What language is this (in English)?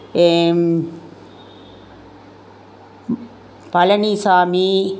Tamil